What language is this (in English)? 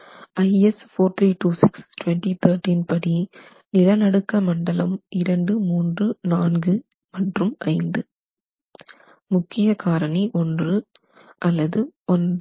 Tamil